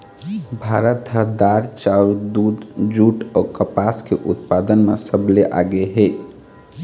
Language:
Chhattisgarhi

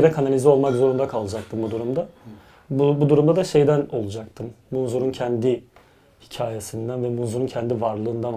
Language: Turkish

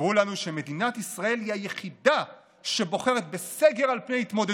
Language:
Hebrew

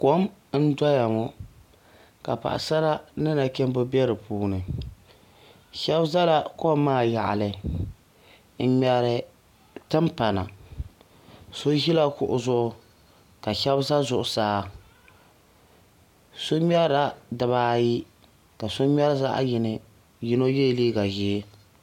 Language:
Dagbani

